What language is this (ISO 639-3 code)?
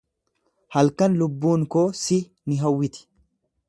orm